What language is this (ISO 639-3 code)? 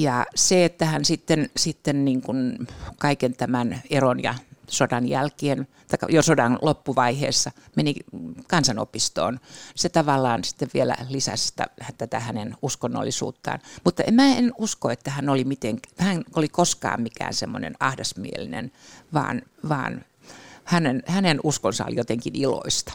fin